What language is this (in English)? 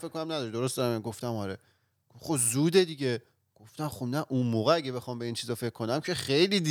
Persian